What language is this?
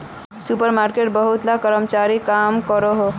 Magahi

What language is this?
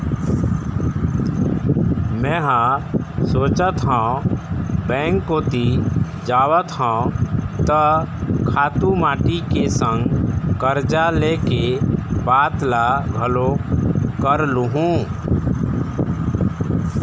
Chhattisgarhi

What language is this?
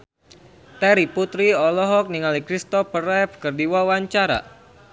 Sundanese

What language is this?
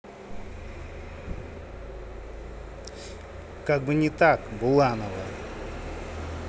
Russian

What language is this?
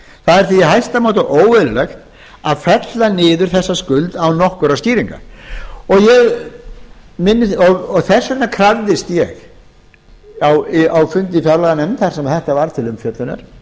Icelandic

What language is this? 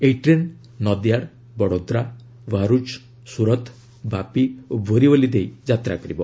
Odia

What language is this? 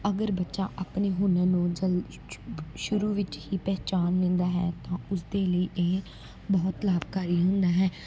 Punjabi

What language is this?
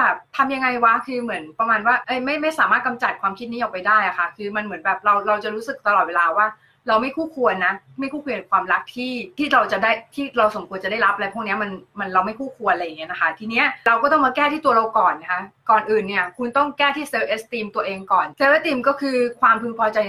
Thai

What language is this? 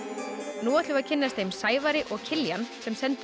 Icelandic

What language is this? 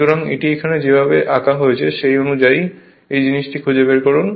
Bangla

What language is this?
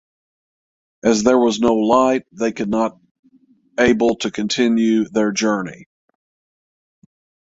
English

